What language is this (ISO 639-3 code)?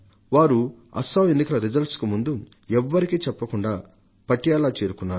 tel